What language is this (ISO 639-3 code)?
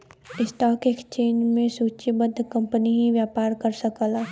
bho